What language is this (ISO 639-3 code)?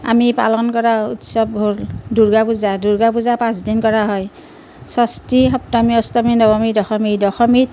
asm